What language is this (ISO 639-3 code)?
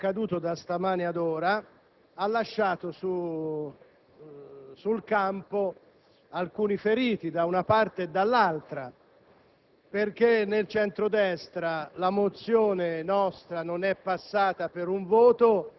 ita